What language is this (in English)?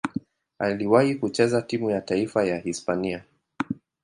Swahili